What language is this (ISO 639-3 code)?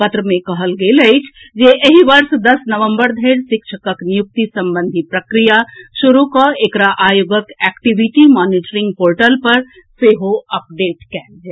mai